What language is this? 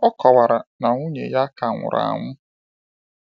Igbo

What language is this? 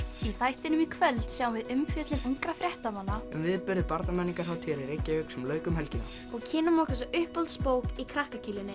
Icelandic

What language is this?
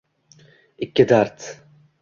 Uzbek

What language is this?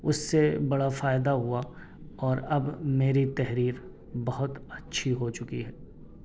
Urdu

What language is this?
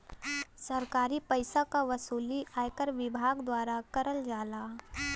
Bhojpuri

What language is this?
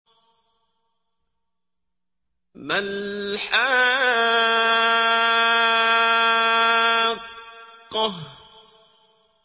Arabic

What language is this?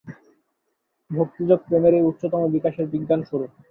Bangla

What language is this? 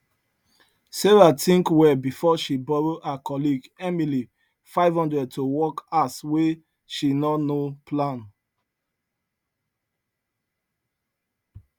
Nigerian Pidgin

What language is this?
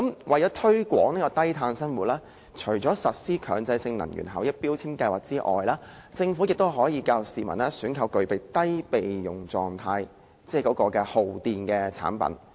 Cantonese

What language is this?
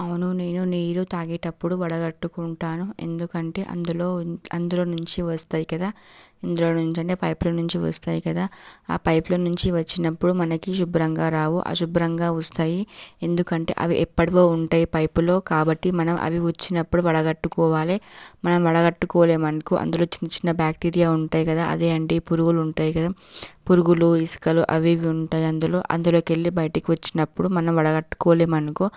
Telugu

